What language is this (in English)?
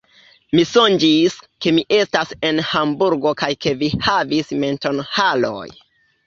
Esperanto